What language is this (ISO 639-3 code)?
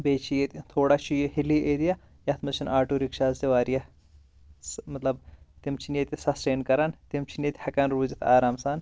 kas